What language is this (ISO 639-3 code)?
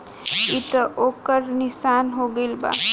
bho